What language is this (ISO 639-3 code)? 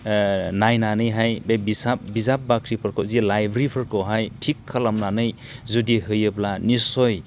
brx